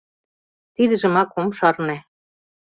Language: Mari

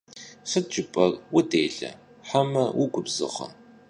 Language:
Kabardian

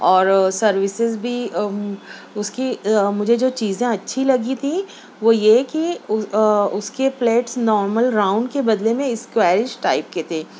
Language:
Urdu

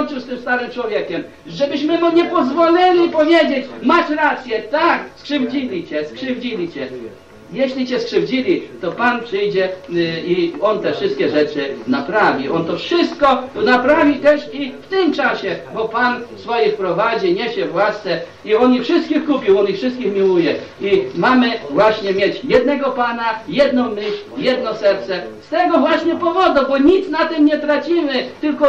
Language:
Polish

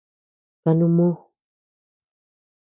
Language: Tepeuxila Cuicatec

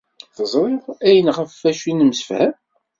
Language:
Kabyle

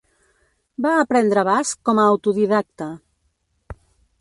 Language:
Catalan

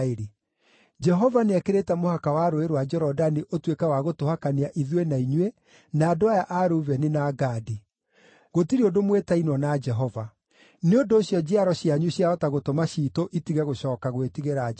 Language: Kikuyu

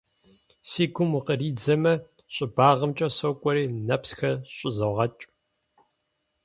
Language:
Kabardian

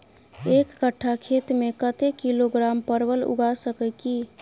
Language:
Maithili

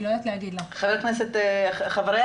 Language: Hebrew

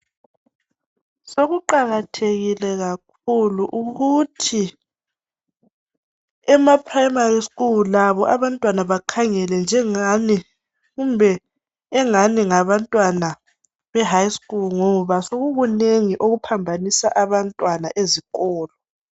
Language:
North Ndebele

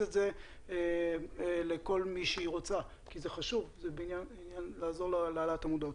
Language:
Hebrew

